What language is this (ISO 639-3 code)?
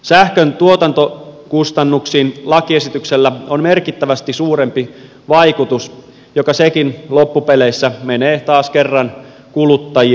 fin